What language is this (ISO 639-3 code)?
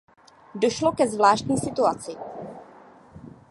ces